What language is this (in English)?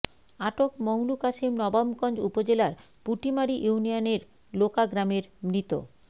Bangla